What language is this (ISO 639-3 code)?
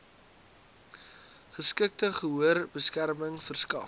afr